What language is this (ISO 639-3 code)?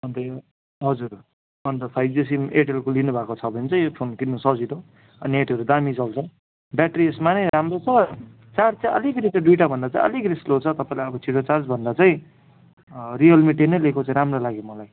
nep